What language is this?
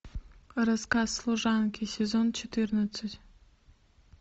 Russian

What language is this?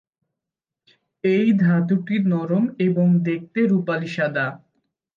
Bangla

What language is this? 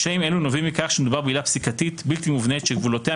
Hebrew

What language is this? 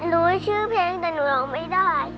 Thai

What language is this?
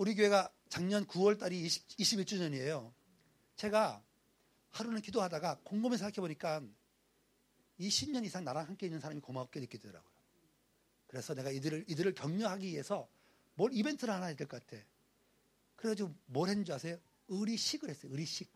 Korean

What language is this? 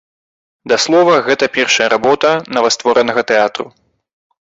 Belarusian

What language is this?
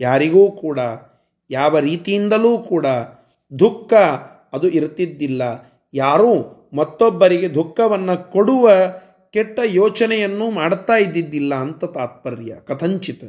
Kannada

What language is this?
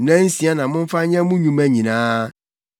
Akan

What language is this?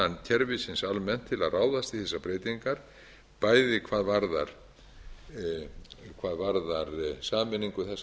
Icelandic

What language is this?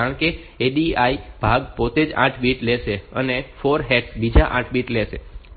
Gujarati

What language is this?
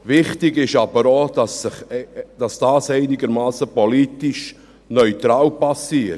Swiss German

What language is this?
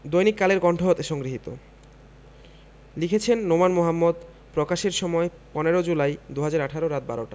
Bangla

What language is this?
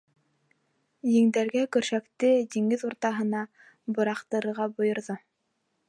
Bashkir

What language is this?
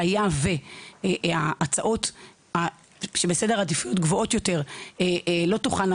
Hebrew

